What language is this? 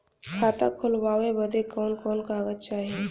Bhojpuri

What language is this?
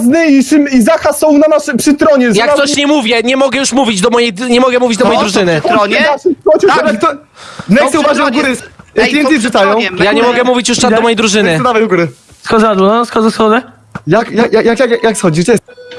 Polish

